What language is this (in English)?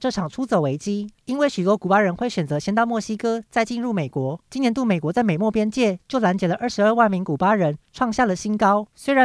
Chinese